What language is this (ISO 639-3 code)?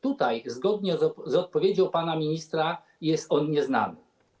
pol